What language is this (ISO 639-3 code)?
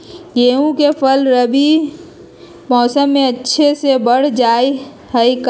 mag